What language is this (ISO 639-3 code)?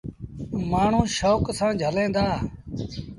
sbn